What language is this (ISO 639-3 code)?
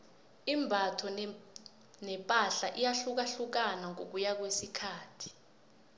nbl